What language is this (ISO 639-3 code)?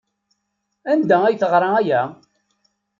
kab